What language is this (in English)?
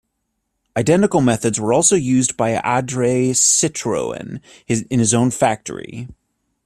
English